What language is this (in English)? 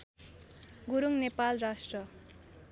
Nepali